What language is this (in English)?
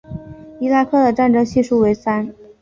Chinese